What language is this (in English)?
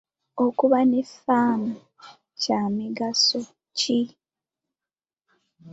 Ganda